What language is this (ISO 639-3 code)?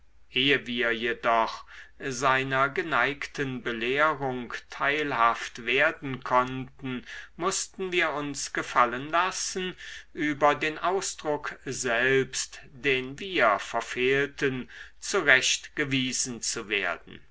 deu